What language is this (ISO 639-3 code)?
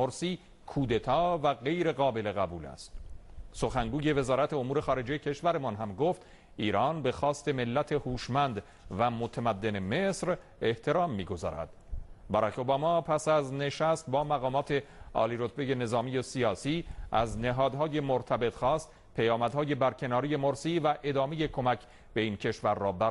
fas